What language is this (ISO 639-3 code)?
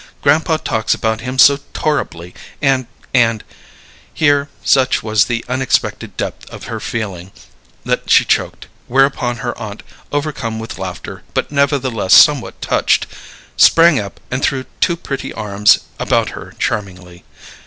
eng